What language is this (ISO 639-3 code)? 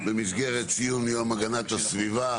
heb